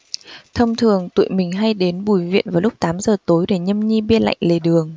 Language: Vietnamese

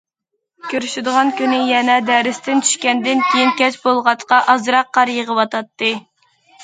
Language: Uyghur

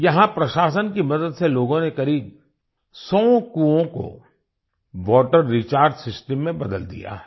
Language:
Hindi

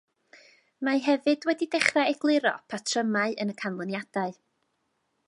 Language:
Welsh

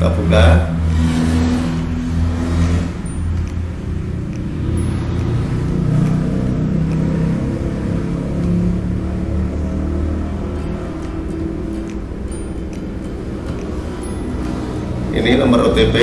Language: Indonesian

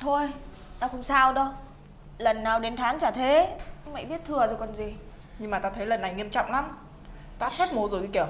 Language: Vietnamese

